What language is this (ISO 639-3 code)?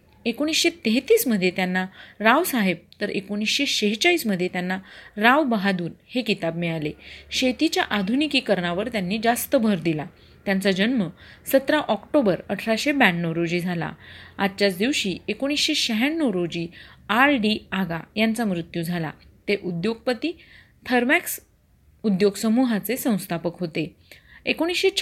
mar